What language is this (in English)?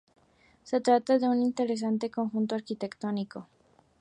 Spanish